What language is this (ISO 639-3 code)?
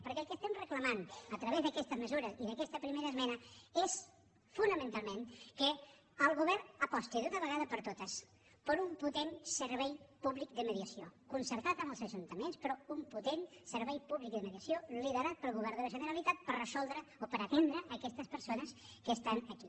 cat